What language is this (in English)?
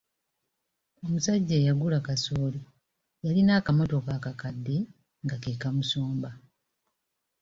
Ganda